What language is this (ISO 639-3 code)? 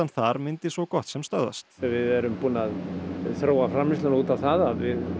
isl